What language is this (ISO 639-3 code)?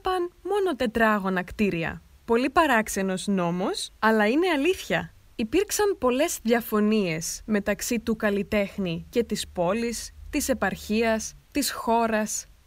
ell